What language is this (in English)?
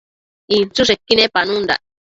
Matsés